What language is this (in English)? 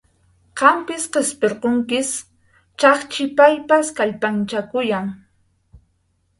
Yauyos Quechua